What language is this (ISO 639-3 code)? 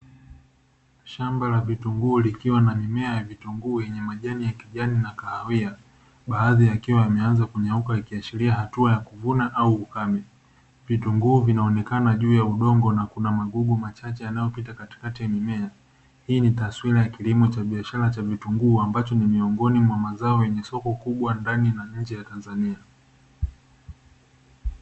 swa